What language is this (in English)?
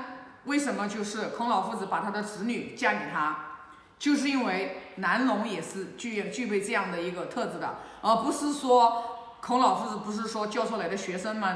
Chinese